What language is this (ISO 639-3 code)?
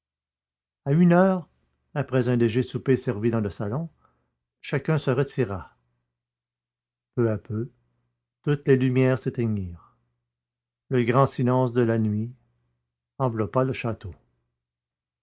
fra